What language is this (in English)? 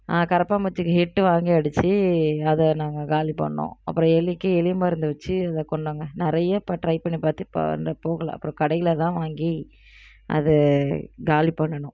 Tamil